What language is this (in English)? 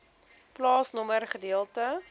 Afrikaans